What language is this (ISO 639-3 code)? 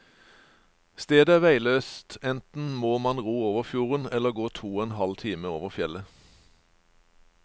nor